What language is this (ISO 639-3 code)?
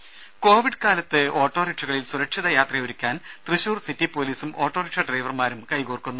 mal